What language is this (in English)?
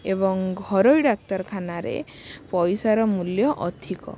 Odia